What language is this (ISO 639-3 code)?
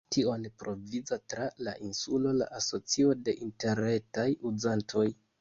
epo